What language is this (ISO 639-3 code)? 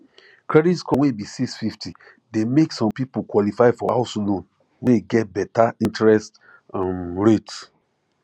pcm